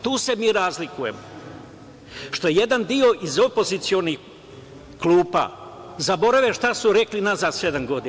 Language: Serbian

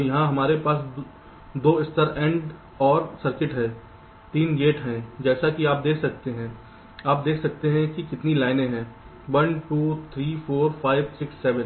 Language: Hindi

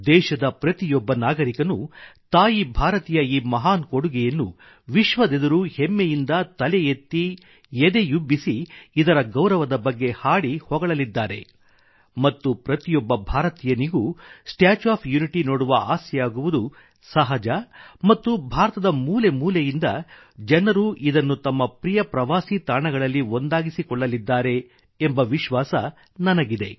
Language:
Kannada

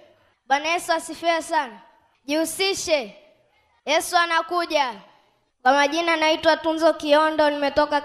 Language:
Swahili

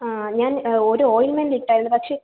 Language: Malayalam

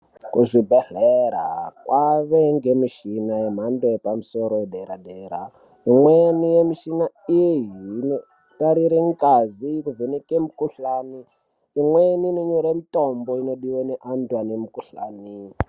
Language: Ndau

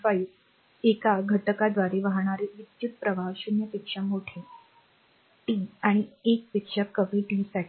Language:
Marathi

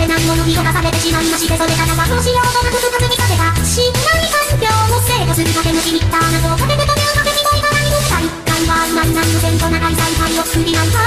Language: Japanese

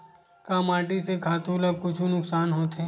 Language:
Chhattisgarhi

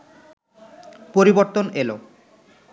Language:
Bangla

